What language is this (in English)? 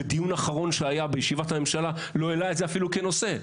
Hebrew